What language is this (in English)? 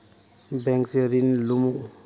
Magahi